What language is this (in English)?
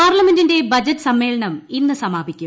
Malayalam